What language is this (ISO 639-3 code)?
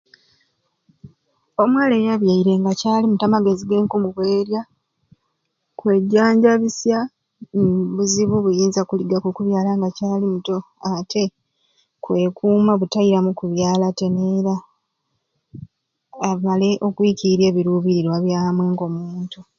ruc